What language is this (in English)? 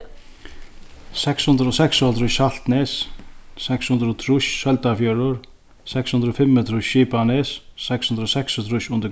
Faroese